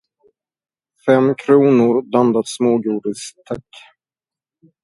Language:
Swedish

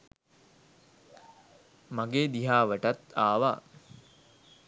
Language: Sinhala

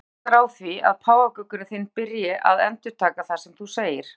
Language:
Icelandic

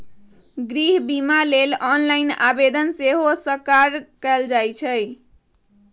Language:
Magahi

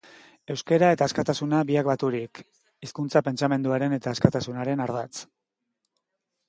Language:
Basque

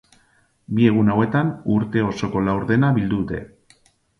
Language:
Basque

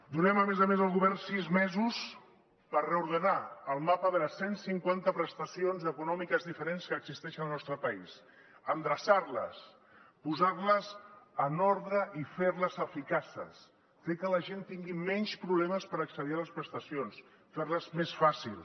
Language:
Catalan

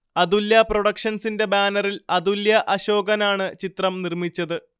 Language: Malayalam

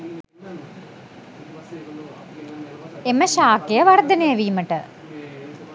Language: Sinhala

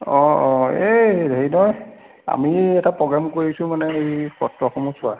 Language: Assamese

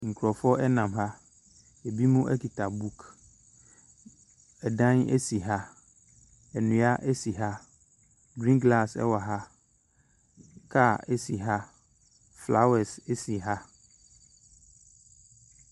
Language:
Akan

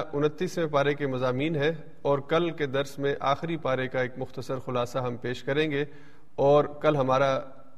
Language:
Urdu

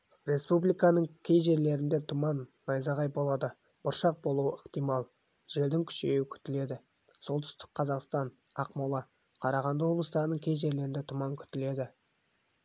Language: Kazakh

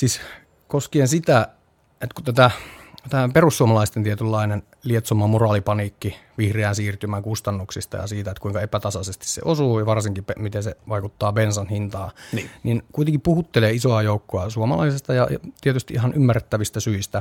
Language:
Finnish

